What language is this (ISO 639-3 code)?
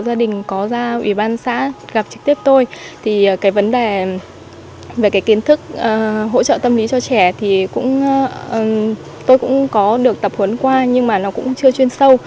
vie